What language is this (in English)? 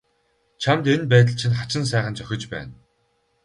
Mongolian